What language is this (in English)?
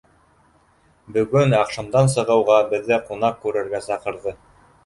Bashkir